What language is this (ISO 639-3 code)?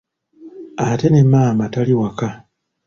lug